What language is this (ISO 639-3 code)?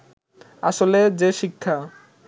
ben